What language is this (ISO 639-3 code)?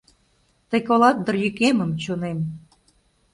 chm